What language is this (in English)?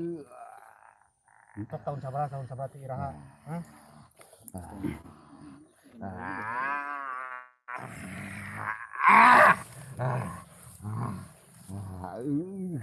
Indonesian